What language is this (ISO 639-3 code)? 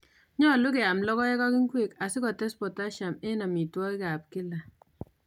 kln